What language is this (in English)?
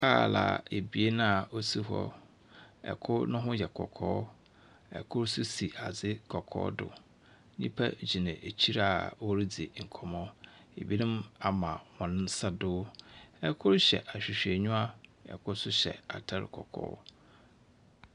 Akan